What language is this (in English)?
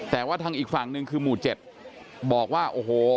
Thai